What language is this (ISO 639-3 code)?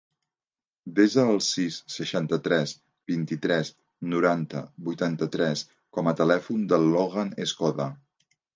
cat